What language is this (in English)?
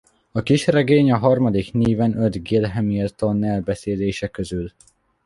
Hungarian